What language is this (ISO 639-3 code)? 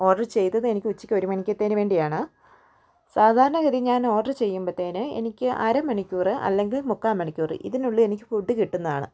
mal